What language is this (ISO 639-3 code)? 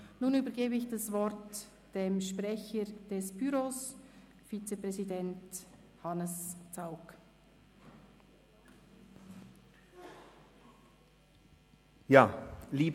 gsw